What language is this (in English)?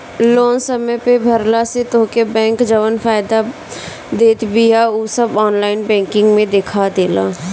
Bhojpuri